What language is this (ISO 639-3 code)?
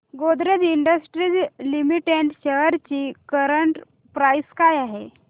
mar